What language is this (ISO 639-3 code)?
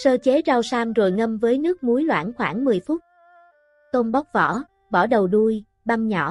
vie